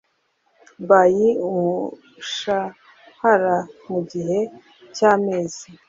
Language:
Kinyarwanda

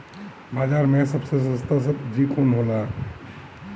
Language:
Bhojpuri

